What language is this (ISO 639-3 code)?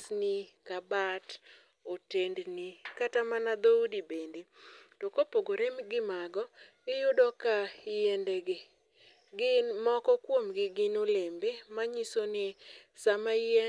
luo